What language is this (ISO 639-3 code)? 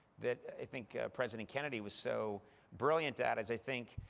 eng